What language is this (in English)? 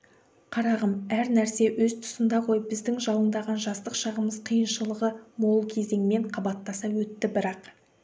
Kazakh